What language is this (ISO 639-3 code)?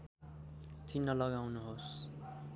nep